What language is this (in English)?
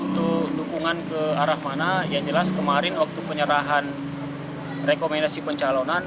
Indonesian